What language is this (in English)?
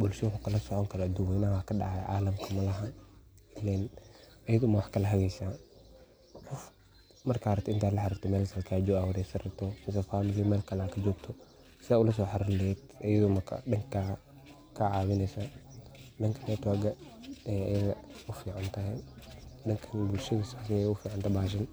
Somali